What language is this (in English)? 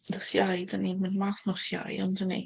Welsh